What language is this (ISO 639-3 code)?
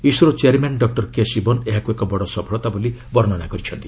ori